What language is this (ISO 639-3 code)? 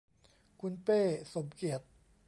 tha